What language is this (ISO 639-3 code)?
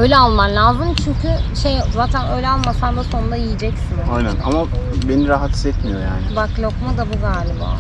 tur